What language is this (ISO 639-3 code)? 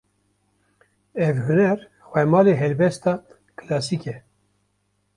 kur